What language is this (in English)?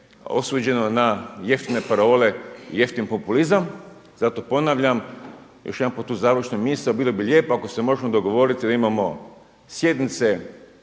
Croatian